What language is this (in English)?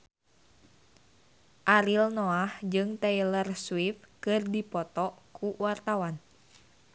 Sundanese